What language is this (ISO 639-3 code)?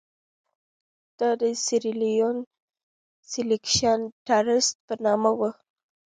pus